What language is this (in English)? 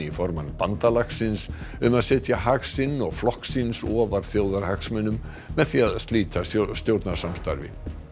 Icelandic